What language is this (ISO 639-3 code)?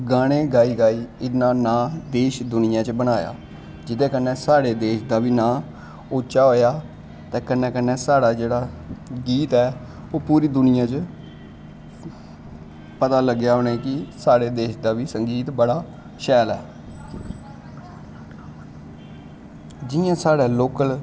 doi